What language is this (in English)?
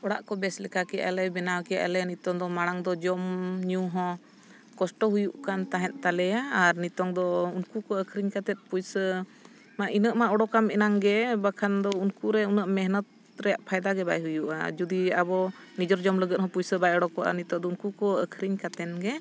Santali